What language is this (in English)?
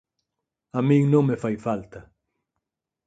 Galician